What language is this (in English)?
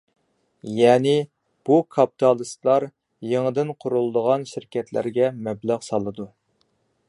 Uyghur